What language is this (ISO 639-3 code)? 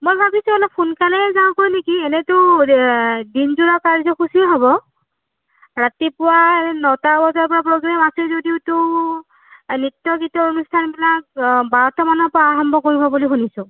asm